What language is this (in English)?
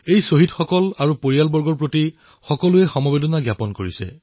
Assamese